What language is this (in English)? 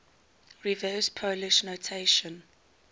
English